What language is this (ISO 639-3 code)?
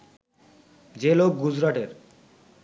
ben